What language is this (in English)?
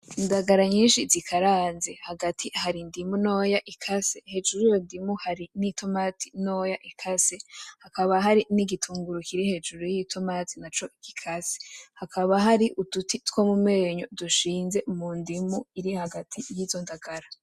Rundi